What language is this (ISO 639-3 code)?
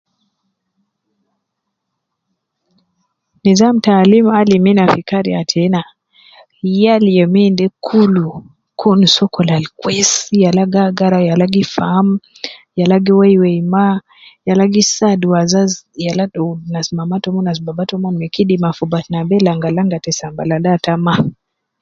kcn